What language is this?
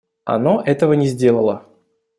Russian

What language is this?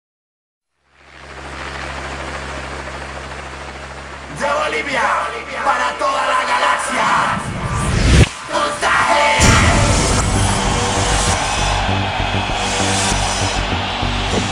Vietnamese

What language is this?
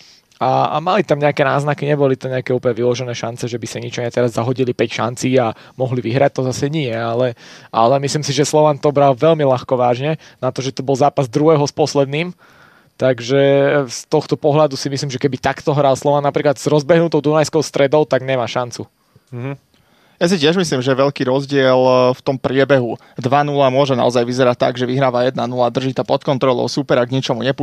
Slovak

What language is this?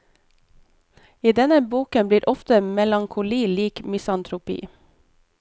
Norwegian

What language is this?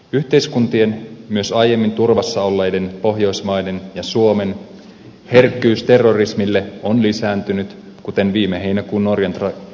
Finnish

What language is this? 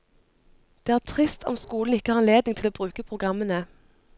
Norwegian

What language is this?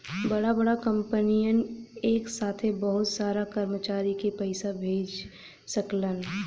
Bhojpuri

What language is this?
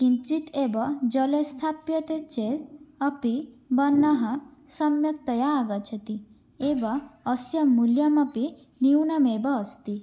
Sanskrit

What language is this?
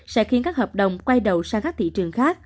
Vietnamese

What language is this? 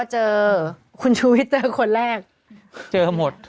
Thai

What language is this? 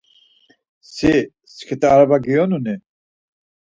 Laz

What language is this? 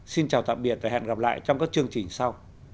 Vietnamese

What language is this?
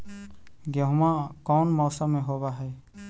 Magahi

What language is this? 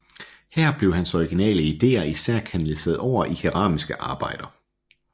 Danish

